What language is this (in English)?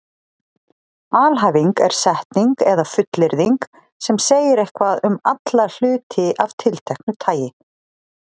Icelandic